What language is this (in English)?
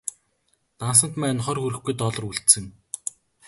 Mongolian